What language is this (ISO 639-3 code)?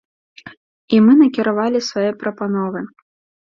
bel